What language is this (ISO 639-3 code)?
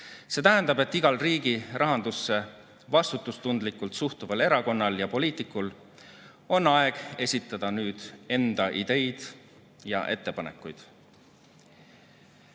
est